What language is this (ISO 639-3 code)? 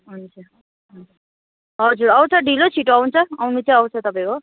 nep